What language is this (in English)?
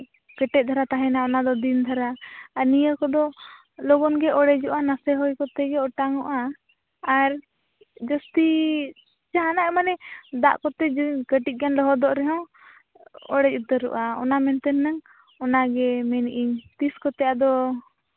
Santali